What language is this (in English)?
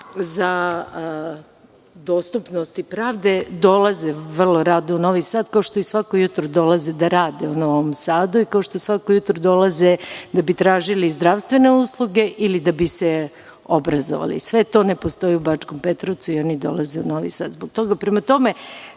Serbian